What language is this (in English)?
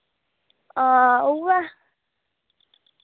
Dogri